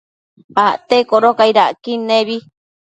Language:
Matsés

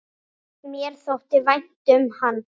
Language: Icelandic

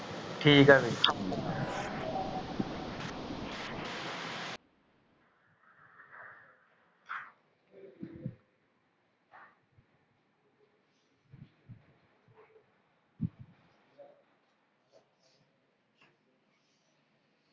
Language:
Punjabi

